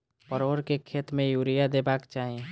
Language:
Maithili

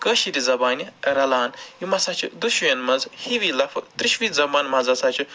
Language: Kashmiri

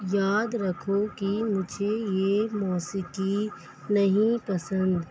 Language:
Urdu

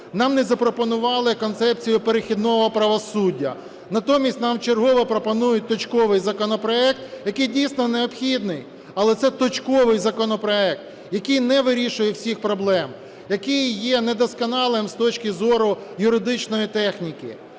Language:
Ukrainian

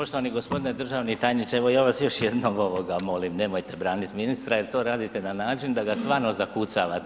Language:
Croatian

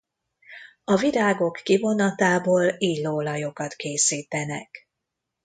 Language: Hungarian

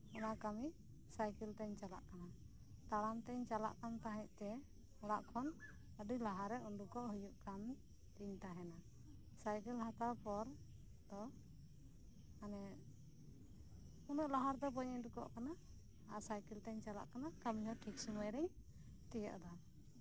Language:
Santali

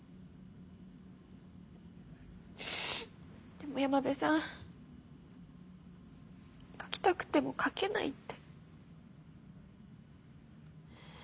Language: Japanese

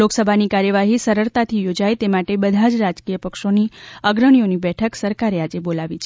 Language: Gujarati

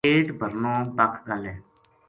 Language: Gujari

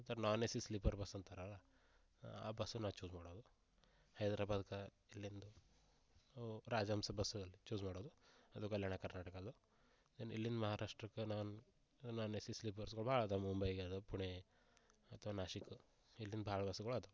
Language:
Kannada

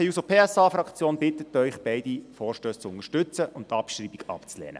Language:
Swiss German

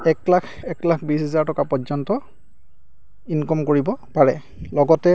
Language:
Assamese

